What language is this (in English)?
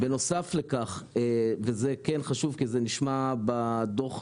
Hebrew